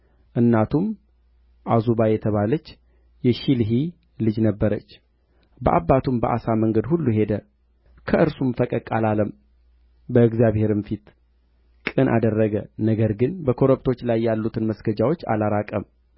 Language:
Amharic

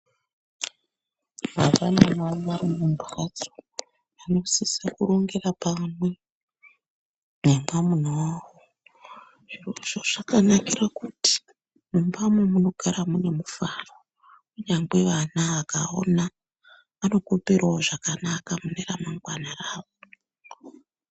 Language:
Ndau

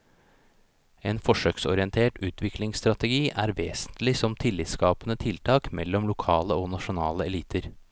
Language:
Norwegian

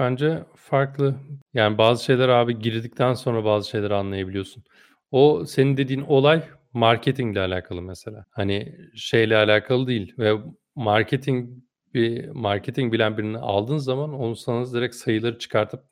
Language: Turkish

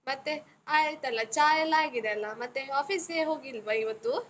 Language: Kannada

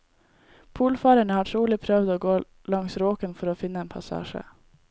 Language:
Norwegian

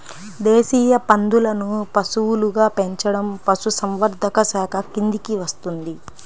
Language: Telugu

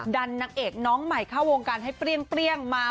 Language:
Thai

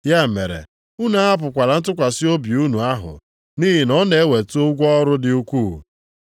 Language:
Igbo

